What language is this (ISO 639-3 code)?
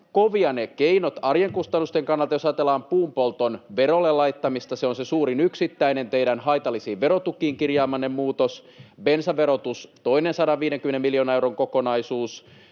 fin